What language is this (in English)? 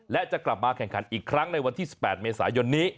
Thai